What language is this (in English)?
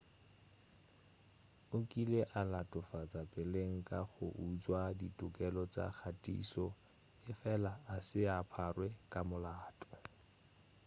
Northern Sotho